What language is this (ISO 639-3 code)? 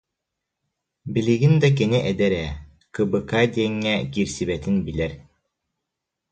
sah